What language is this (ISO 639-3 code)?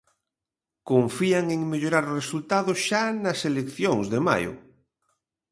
glg